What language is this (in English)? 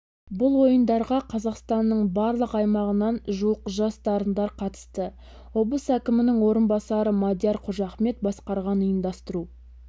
Kazakh